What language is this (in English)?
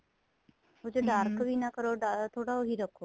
Punjabi